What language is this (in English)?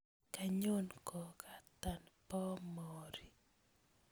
Kalenjin